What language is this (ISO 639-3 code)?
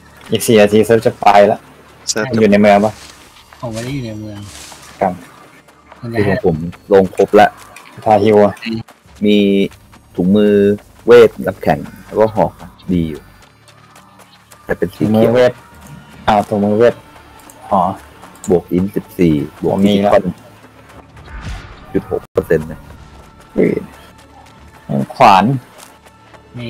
tha